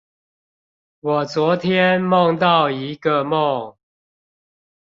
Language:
Chinese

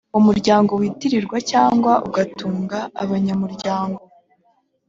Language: Kinyarwanda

